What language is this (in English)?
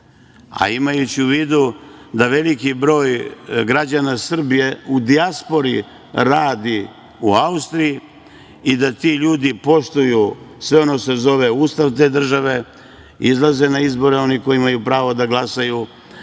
Serbian